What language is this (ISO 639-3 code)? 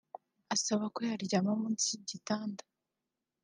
kin